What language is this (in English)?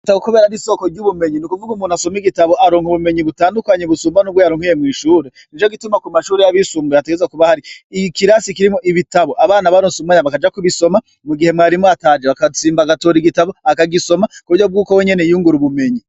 Rundi